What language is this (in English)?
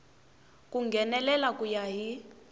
Tsonga